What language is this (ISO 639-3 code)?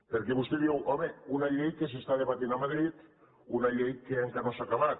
cat